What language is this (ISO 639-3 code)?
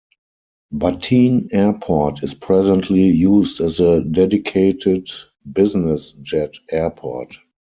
eng